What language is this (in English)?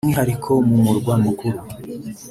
Kinyarwanda